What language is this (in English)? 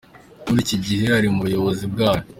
Kinyarwanda